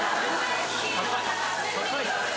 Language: Japanese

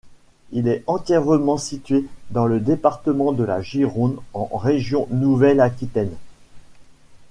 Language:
French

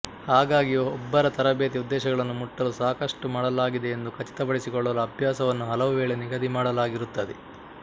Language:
Kannada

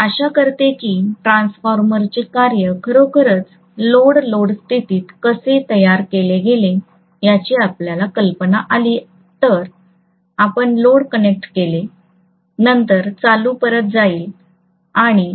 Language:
Marathi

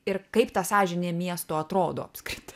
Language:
Lithuanian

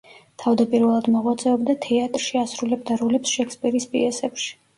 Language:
Georgian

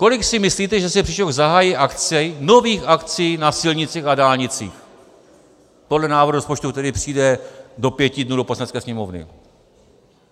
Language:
Czech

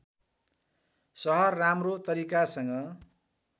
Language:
Nepali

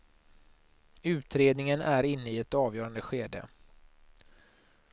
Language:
Swedish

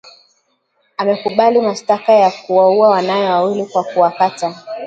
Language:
Swahili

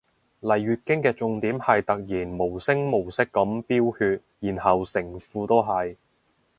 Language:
Cantonese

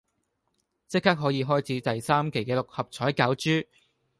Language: Cantonese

